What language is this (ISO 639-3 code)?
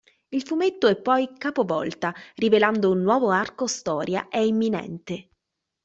ita